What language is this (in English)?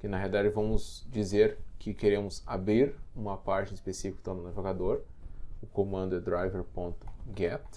Portuguese